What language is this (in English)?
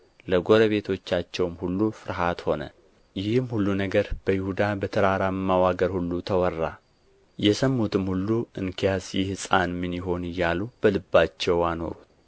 Amharic